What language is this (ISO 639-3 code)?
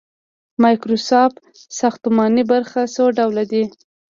pus